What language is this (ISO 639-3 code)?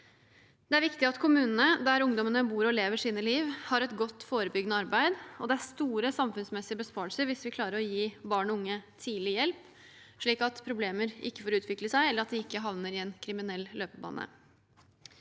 nor